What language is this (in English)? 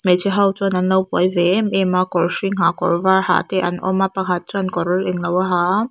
Mizo